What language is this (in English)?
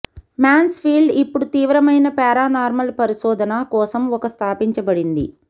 Telugu